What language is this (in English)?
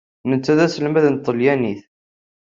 Kabyle